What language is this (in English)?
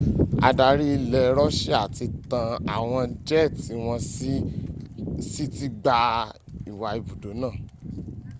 Yoruba